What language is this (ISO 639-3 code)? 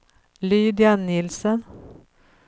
swe